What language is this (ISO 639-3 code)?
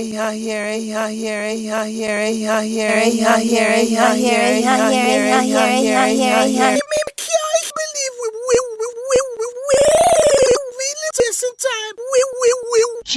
eng